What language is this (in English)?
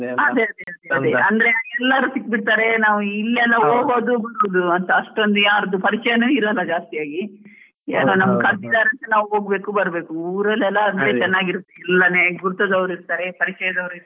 Kannada